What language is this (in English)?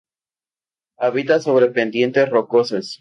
Spanish